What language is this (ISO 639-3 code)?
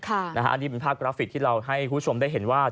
tha